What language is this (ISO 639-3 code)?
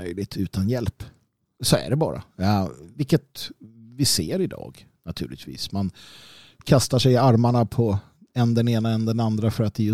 swe